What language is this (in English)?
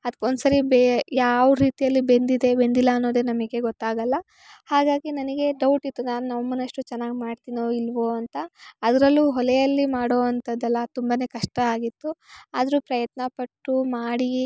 Kannada